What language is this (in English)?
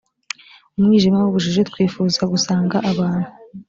Kinyarwanda